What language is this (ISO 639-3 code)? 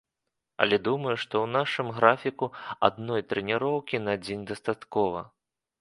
bel